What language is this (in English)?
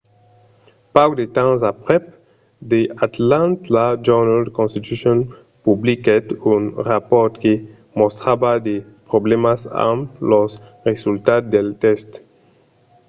Occitan